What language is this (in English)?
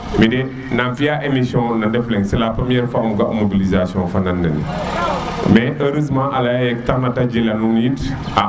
Serer